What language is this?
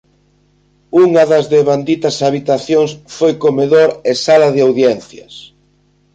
Galician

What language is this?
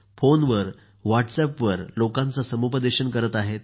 Marathi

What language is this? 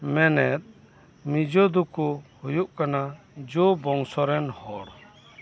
Santali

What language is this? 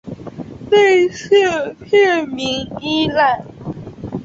Chinese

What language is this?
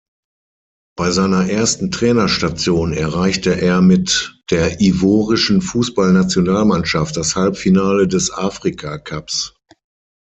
German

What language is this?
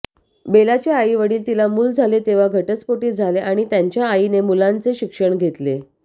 Marathi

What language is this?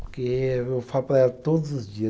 Portuguese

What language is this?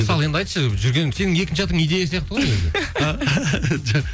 Kazakh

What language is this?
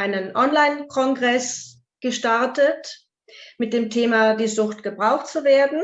German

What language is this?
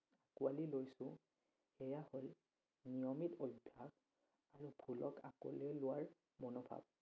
Assamese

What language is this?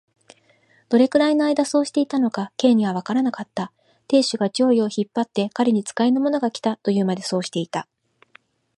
Japanese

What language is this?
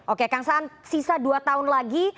Indonesian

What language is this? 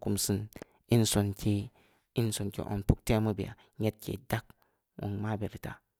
Samba Leko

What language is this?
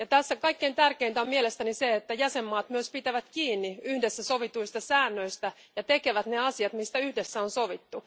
Finnish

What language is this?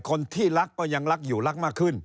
Thai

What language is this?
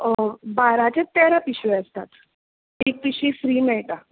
Konkani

